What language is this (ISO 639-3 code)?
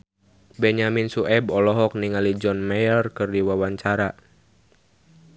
sun